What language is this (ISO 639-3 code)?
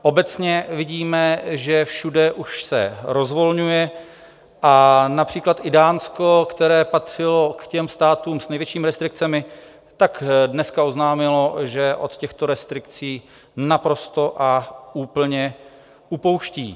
ces